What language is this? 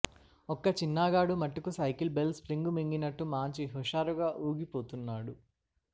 Telugu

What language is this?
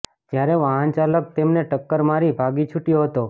Gujarati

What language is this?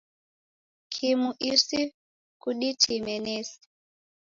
Taita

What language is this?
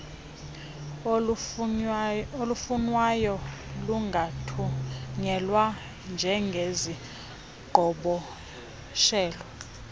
Xhosa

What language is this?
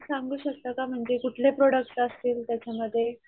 Marathi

